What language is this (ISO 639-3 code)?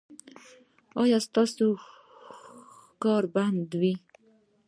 pus